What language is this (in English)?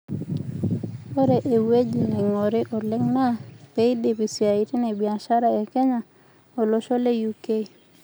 Masai